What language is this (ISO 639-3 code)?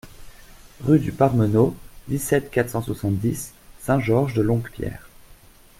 fra